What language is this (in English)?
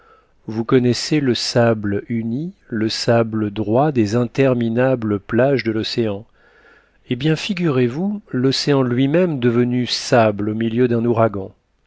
French